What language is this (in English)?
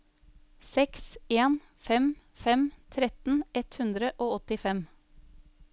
Norwegian